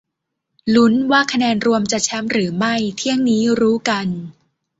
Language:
Thai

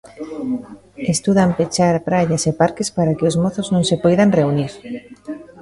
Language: Galician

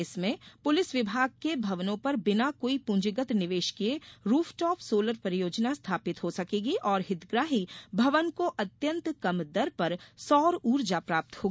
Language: Hindi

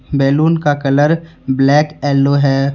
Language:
Hindi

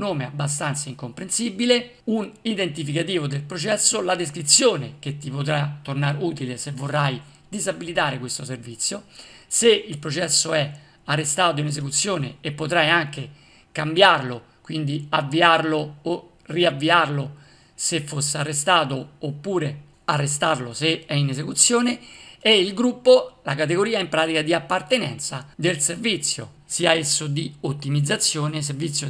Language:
Italian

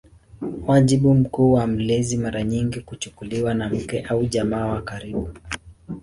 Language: Swahili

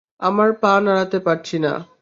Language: Bangla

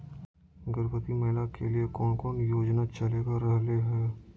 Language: Magahi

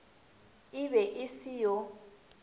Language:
Northern Sotho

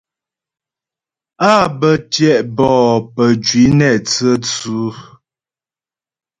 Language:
Ghomala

